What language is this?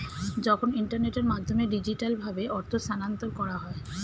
Bangla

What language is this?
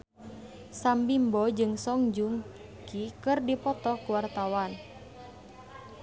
Sundanese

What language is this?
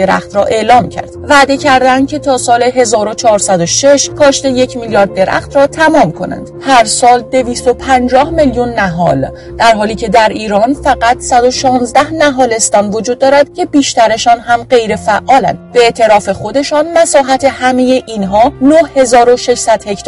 Persian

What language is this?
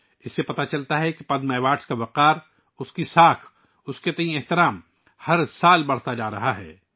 Urdu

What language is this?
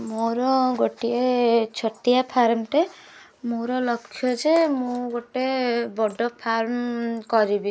Odia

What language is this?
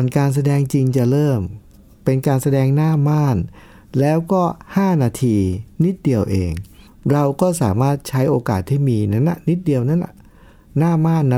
Thai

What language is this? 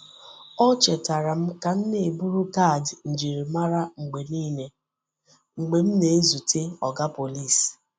Igbo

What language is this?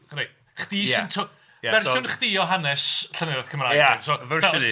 Welsh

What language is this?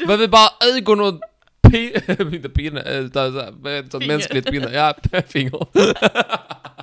Swedish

